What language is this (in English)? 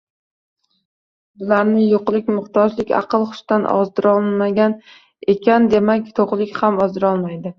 Uzbek